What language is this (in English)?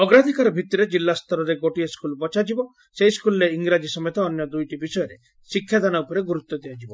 Odia